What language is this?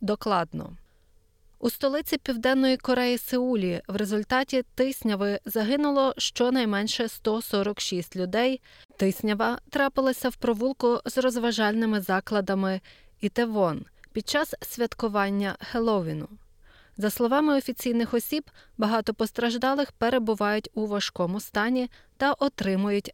Ukrainian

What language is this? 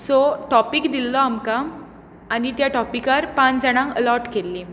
Konkani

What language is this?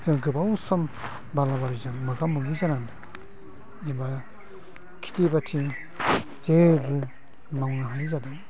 Bodo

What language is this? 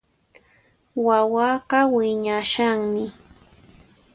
Puno Quechua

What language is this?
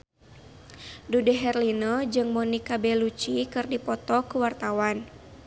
Sundanese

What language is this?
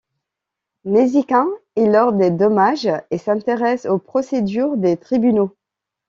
French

